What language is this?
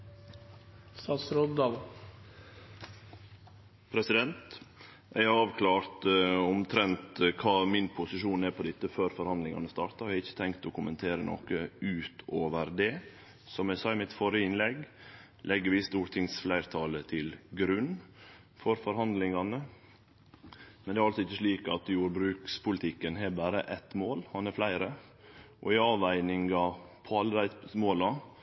Norwegian Nynorsk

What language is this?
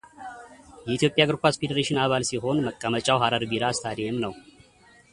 Amharic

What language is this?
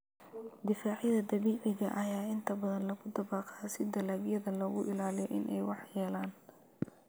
Somali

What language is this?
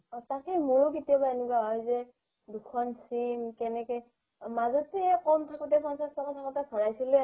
Assamese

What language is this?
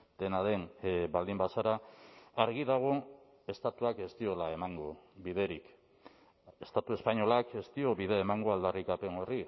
Basque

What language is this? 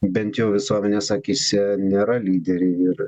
Lithuanian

